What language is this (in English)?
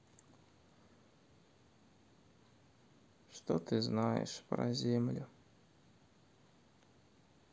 Russian